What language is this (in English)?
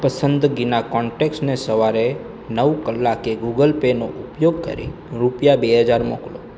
Gujarati